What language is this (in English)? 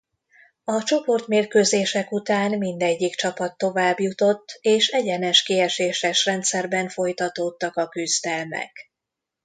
Hungarian